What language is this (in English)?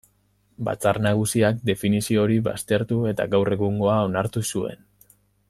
Basque